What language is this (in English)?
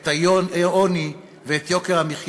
Hebrew